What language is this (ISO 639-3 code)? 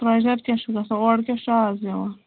kas